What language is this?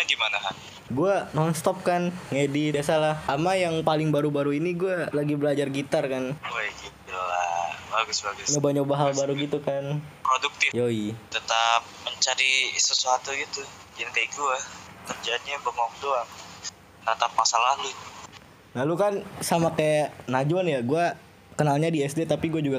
Indonesian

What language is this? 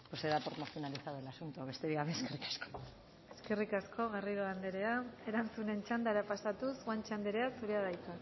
Basque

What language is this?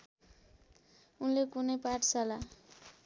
Nepali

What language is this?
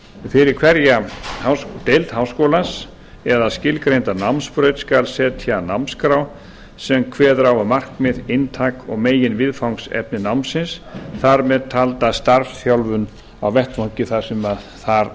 Icelandic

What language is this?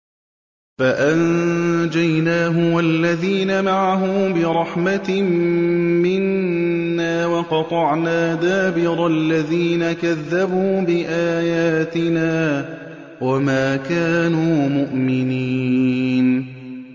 Arabic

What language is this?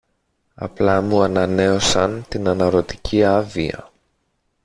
Greek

